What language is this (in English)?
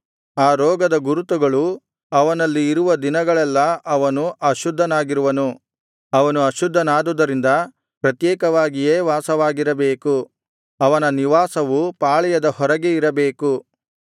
Kannada